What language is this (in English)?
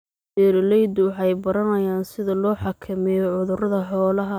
Somali